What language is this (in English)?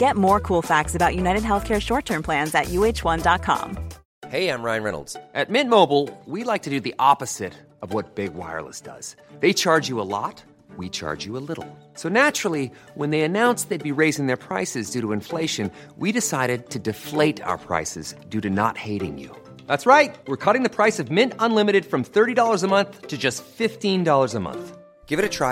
Filipino